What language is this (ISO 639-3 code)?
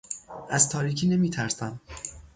fas